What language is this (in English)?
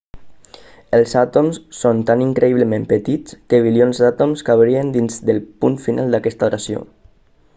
Catalan